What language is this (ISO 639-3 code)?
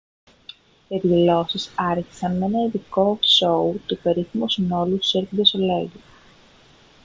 ell